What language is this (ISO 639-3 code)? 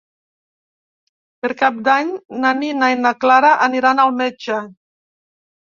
cat